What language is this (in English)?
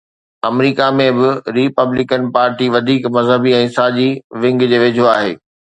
Sindhi